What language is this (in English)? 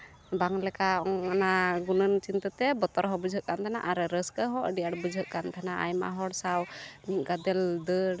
Santali